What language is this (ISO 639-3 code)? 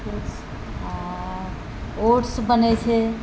mai